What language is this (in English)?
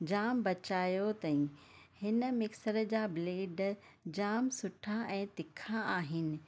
Sindhi